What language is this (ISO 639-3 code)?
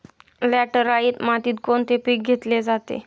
mar